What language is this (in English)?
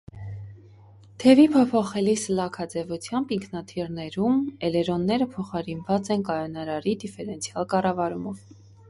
Armenian